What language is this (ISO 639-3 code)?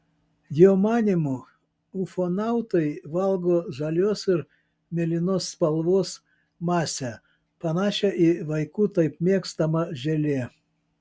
lit